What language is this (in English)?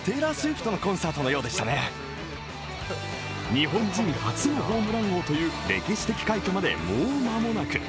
Japanese